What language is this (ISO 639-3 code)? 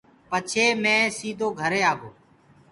ggg